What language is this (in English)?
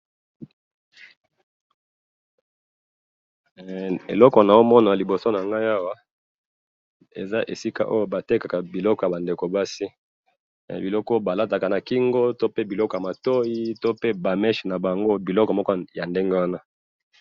Lingala